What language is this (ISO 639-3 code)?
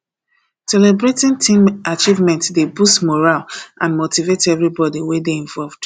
pcm